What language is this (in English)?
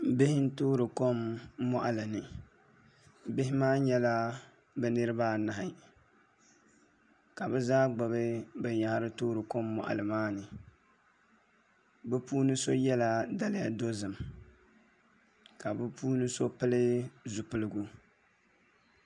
Dagbani